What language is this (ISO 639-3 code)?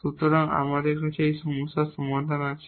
ben